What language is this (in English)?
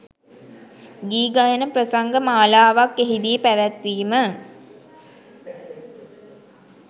Sinhala